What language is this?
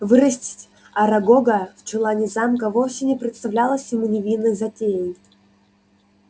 Russian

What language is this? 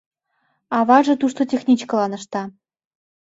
Mari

